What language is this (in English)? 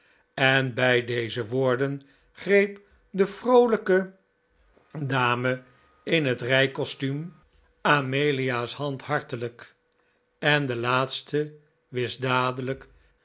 Dutch